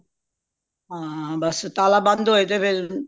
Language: Punjabi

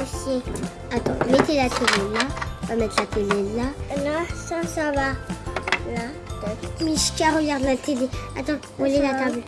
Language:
French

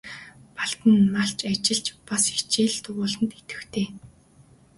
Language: Mongolian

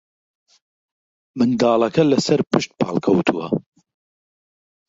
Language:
Central Kurdish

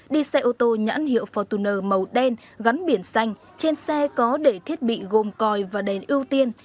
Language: Vietnamese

